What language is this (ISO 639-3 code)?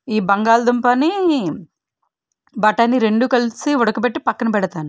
tel